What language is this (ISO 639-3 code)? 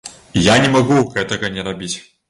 bel